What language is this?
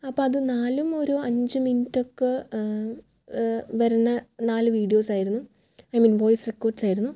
Malayalam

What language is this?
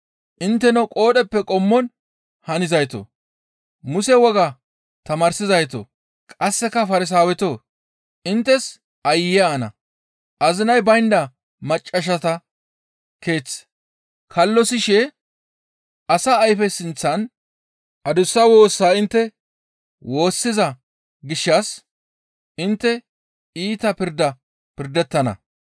Gamo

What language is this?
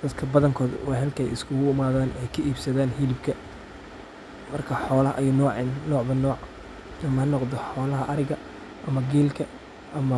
Somali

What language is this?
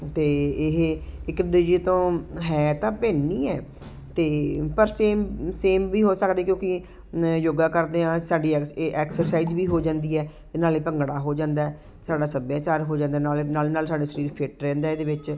Punjabi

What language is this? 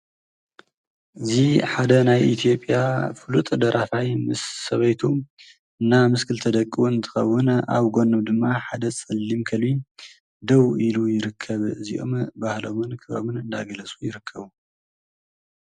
Tigrinya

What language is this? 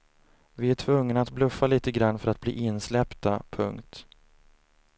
Swedish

